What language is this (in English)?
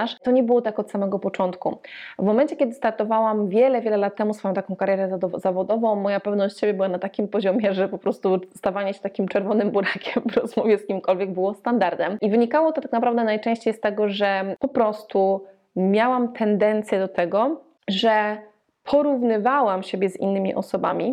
Polish